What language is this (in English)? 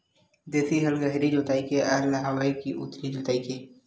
Chhattisgarhi